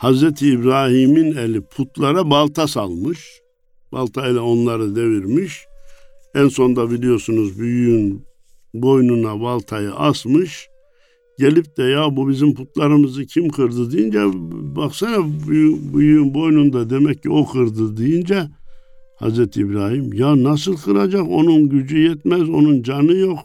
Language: Turkish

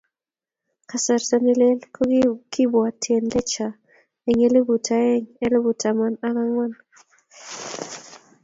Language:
Kalenjin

